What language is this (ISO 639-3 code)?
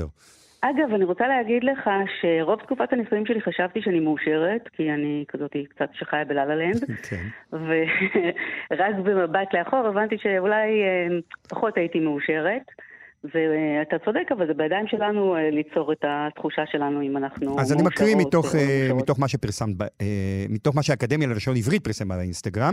heb